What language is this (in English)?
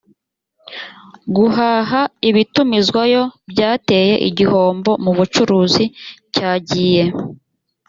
Kinyarwanda